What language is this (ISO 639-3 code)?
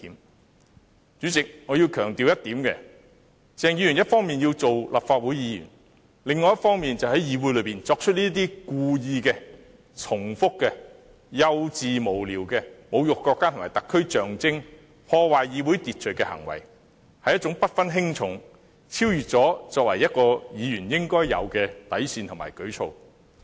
yue